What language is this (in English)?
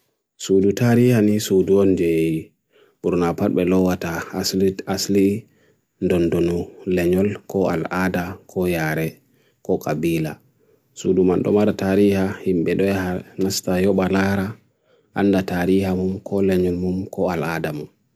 Bagirmi Fulfulde